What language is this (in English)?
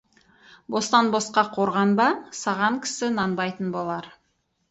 Kazakh